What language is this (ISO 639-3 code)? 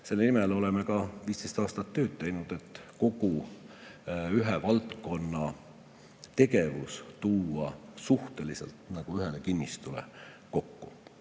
est